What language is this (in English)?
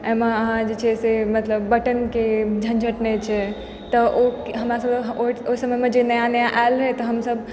Maithili